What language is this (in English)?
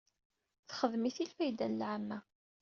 Kabyle